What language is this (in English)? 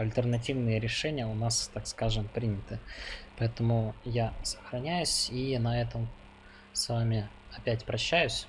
Russian